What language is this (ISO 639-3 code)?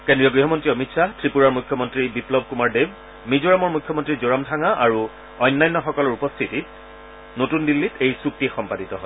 asm